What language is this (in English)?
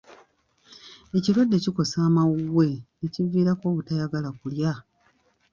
Ganda